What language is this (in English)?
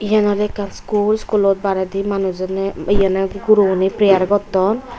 Chakma